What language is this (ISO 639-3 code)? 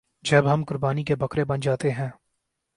urd